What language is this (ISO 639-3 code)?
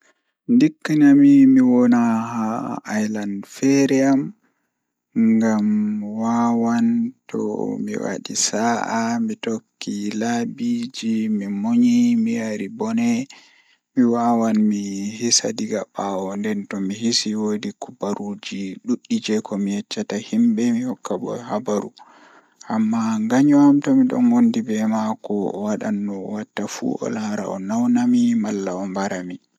ful